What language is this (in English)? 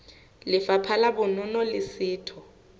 Southern Sotho